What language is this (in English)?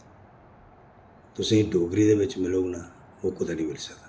Dogri